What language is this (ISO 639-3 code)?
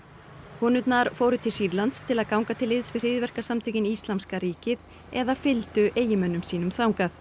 isl